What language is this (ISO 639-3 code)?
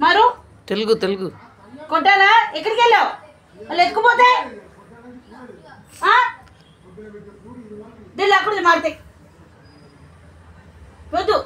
tel